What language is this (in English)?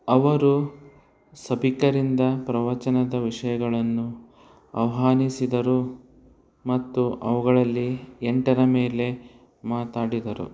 Kannada